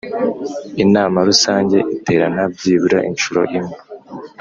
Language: Kinyarwanda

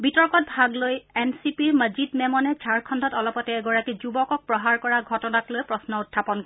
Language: Assamese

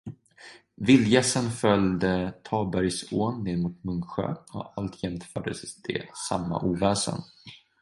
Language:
Swedish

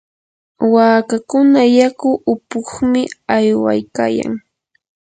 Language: Yanahuanca Pasco Quechua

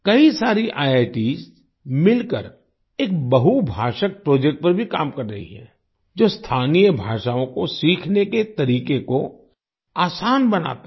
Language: Hindi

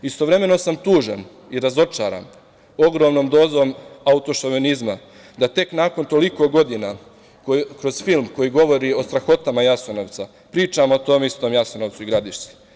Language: Serbian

